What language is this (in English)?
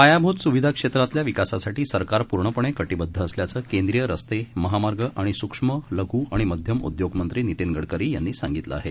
Marathi